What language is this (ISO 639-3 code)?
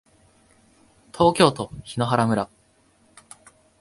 jpn